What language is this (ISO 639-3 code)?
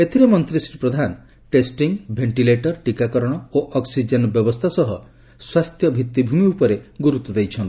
ori